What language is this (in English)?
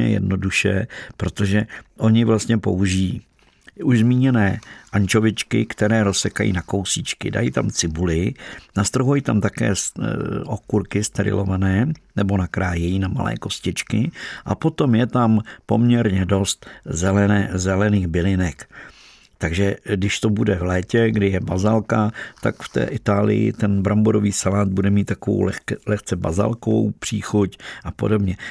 Czech